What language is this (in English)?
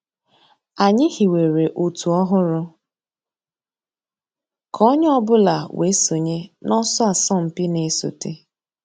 Igbo